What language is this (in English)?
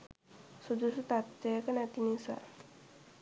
Sinhala